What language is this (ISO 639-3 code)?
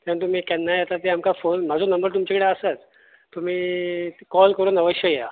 kok